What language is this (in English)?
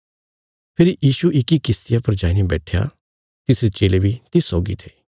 Bilaspuri